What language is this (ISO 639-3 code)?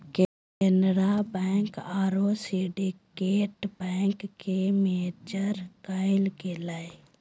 mag